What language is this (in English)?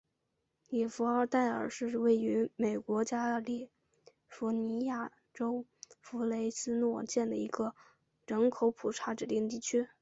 Chinese